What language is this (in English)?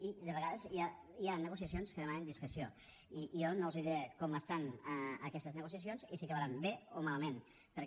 Catalan